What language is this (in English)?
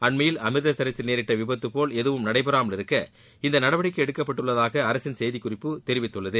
Tamil